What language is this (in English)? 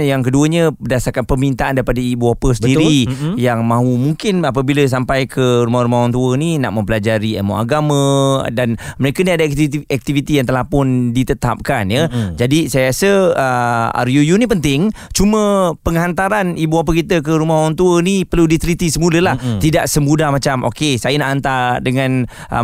Malay